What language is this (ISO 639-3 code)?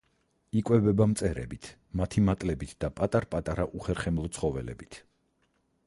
kat